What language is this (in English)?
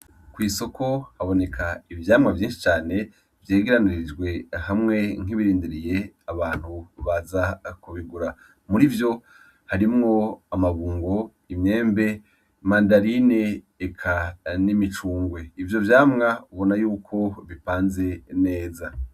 Rundi